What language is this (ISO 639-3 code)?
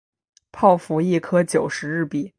zho